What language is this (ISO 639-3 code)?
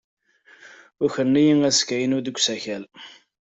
kab